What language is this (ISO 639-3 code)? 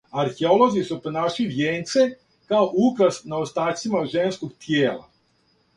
srp